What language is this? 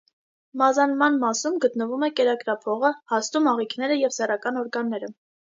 Armenian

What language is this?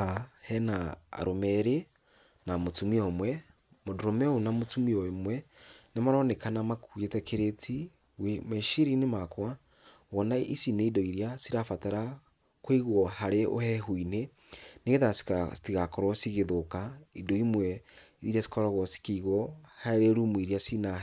Kikuyu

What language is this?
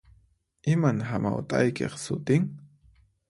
Puno Quechua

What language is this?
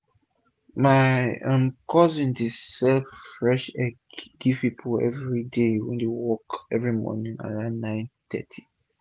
Nigerian Pidgin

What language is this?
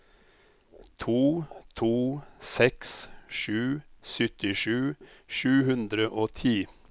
Norwegian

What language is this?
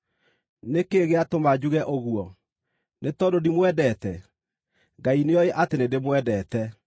Kikuyu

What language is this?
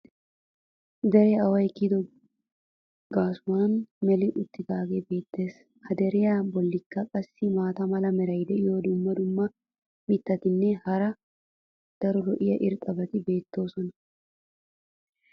Wolaytta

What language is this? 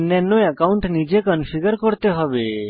Bangla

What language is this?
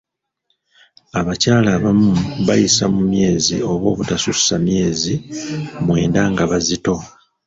Ganda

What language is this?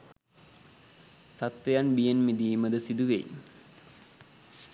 Sinhala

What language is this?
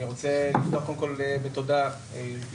Hebrew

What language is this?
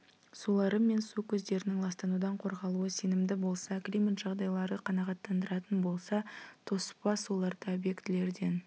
Kazakh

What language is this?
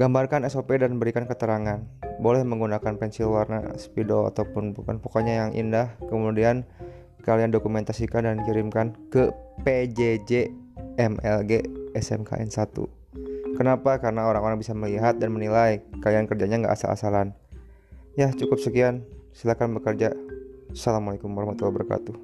Indonesian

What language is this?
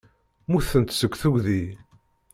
Kabyle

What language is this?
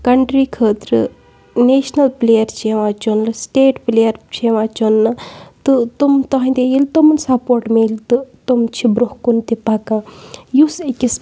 Kashmiri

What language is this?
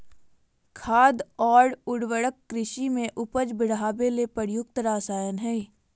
Magahi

